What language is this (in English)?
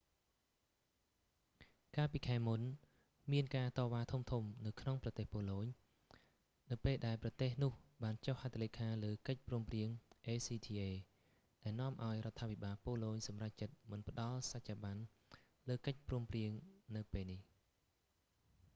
Khmer